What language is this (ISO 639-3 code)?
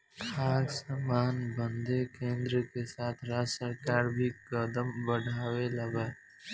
bho